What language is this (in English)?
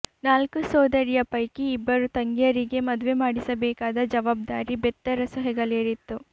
Kannada